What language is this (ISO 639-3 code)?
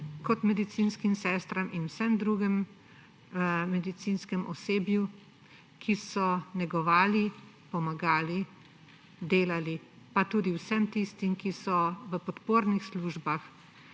slv